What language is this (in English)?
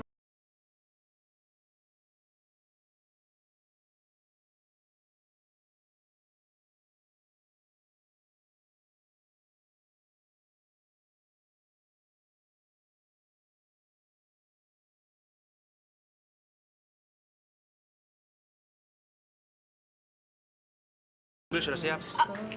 Indonesian